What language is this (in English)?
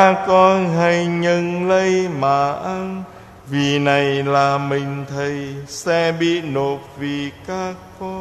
Vietnamese